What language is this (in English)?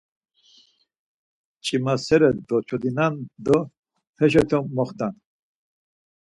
Laz